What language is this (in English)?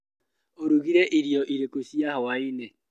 Kikuyu